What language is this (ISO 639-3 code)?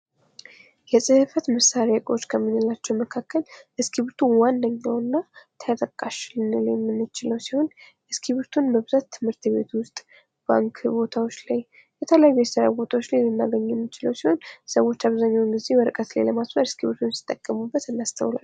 amh